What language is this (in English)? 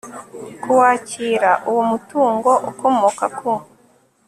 Kinyarwanda